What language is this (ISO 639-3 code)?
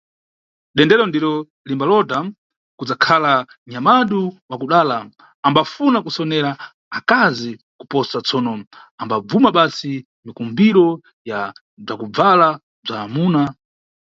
nyu